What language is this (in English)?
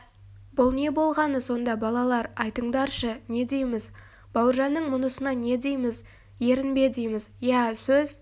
Kazakh